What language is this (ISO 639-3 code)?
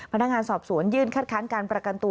tha